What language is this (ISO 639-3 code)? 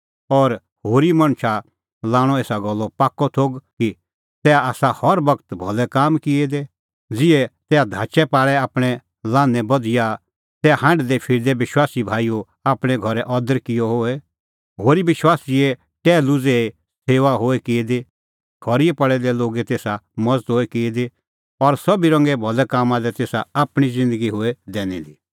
kfx